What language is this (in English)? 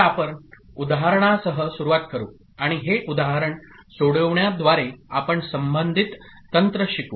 Marathi